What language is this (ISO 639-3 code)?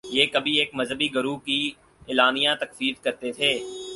urd